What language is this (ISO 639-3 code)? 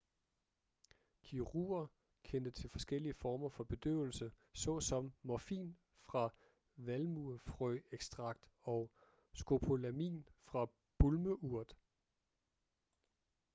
dan